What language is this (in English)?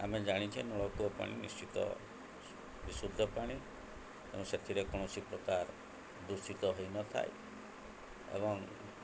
Odia